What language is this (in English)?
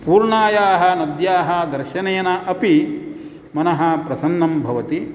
Sanskrit